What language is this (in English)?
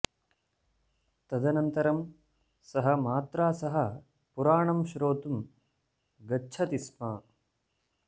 Sanskrit